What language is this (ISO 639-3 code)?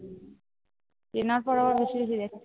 ben